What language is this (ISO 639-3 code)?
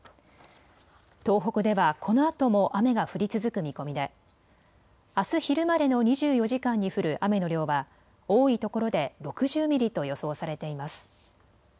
jpn